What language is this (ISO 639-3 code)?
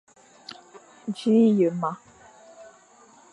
fan